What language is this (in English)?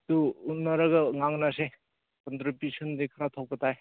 Manipuri